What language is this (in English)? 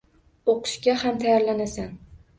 Uzbek